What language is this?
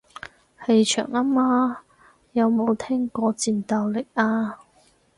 Cantonese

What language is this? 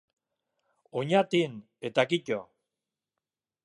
Basque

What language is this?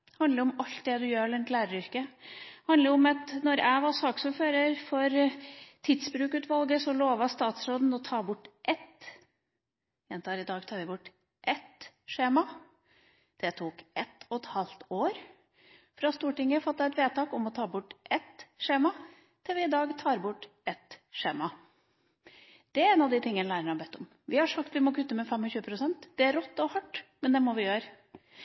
Norwegian Bokmål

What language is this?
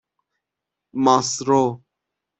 Persian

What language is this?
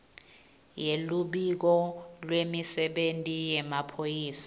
Swati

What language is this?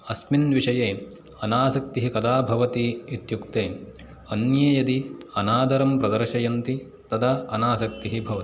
Sanskrit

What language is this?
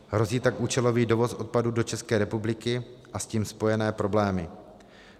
Czech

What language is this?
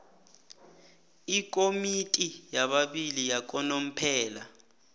South Ndebele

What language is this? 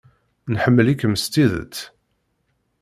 Kabyle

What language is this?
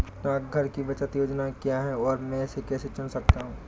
Hindi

